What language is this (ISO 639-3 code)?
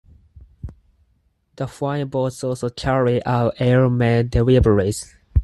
eng